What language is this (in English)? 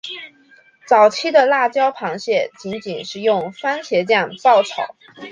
Chinese